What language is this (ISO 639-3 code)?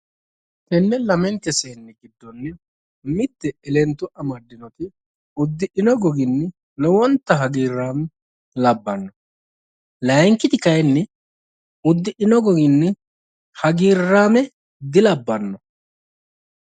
sid